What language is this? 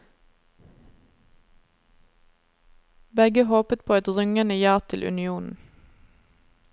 Norwegian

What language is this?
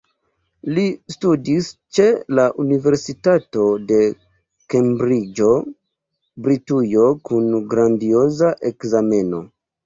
Esperanto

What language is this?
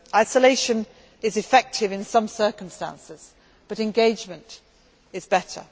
English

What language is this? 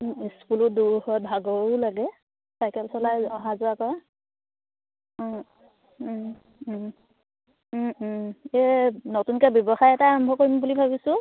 Assamese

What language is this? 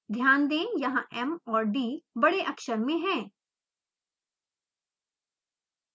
Hindi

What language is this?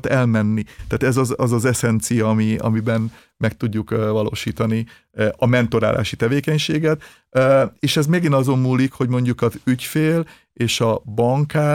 Hungarian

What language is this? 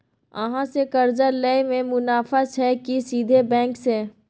Maithili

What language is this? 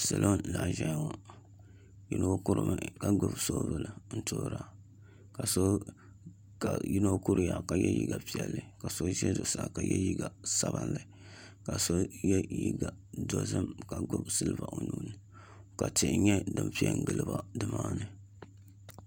Dagbani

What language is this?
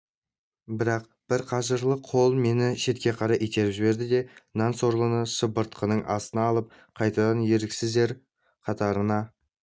Kazakh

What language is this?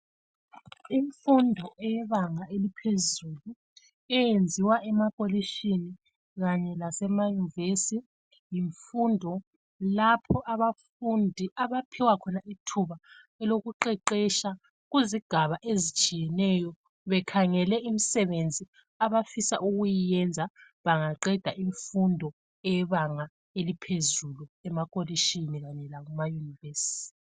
North Ndebele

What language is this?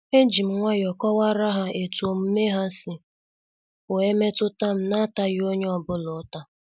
Igbo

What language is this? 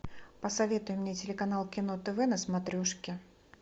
Russian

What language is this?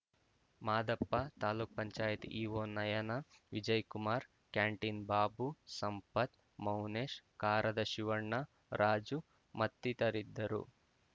Kannada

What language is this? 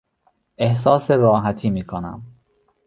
Persian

